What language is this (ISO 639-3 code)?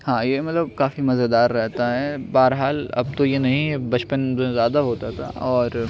urd